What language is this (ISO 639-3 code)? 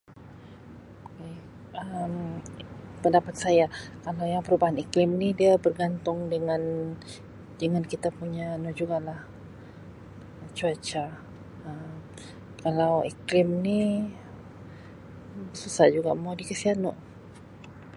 msi